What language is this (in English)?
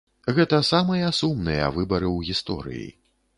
Belarusian